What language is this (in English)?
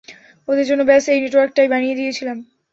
Bangla